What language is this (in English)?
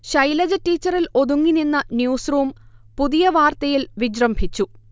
Malayalam